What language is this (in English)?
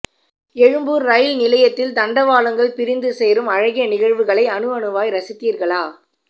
Tamil